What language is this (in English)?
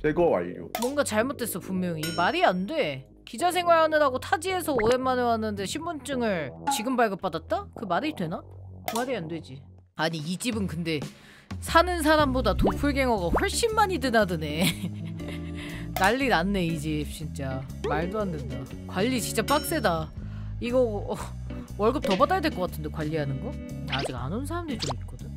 Korean